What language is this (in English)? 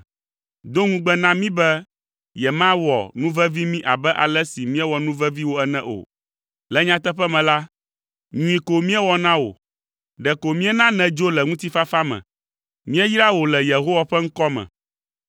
Ewe